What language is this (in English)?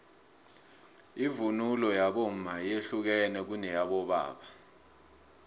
South Ndebele